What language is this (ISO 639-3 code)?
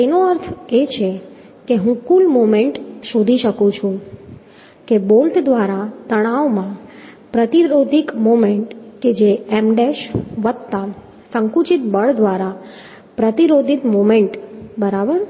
guj